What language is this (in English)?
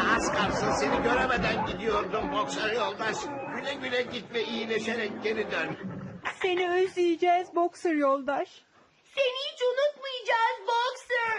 Turkish